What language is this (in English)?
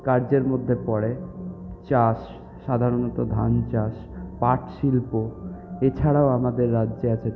Bangla